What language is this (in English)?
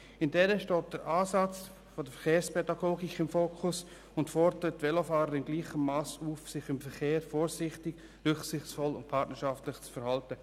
Swiss German